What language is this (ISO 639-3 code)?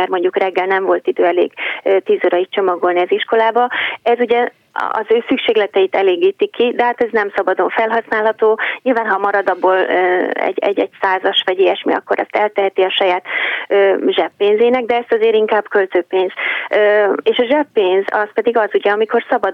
hun